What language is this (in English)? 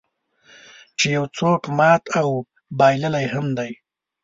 Pashto